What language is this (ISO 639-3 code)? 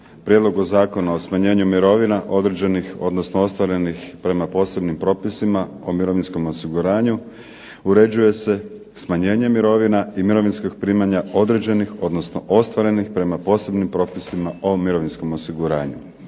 hrv